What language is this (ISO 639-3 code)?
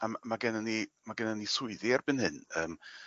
cym